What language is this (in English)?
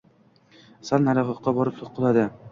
Uzbek